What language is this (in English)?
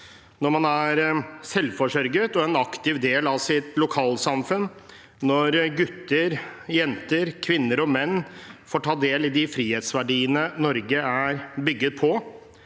Norwegian